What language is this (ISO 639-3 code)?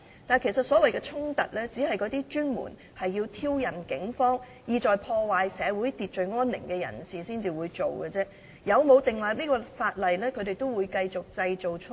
yue